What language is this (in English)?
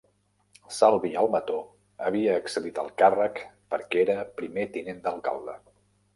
Catalan